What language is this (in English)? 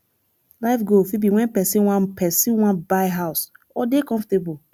Nigerian Pidgin